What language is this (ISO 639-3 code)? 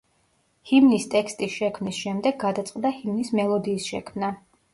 kat